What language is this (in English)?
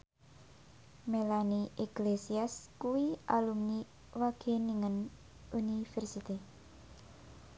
Javanese